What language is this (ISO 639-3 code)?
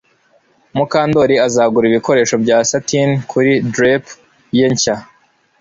kin